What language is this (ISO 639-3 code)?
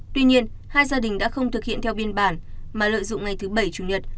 vie